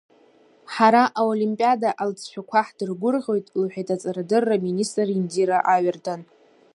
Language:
Abkhazian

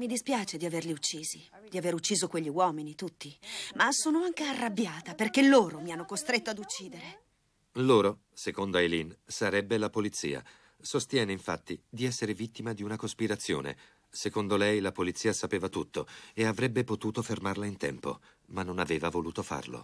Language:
Italian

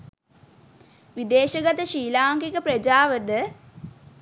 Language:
Sinhala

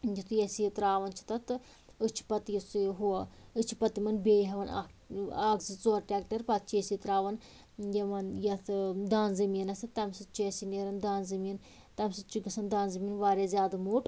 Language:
Kashmiri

